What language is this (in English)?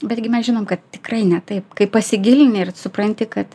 Lithuanian